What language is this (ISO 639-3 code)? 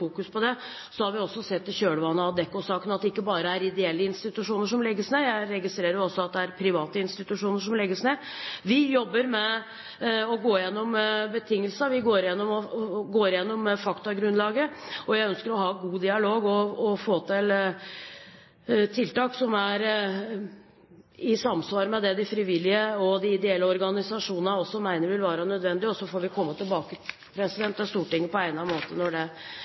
nob